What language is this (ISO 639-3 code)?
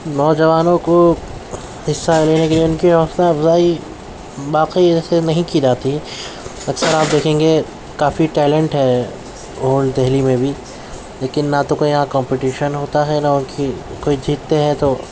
urd